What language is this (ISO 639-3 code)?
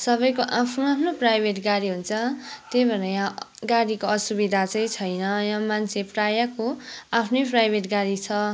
nep